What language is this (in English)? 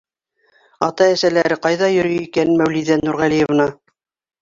Bashkir